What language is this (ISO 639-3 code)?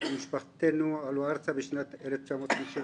heb